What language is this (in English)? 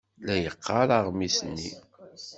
Kabyle